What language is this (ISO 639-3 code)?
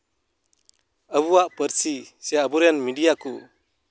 sat